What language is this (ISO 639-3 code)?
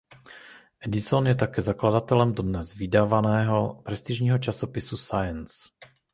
ces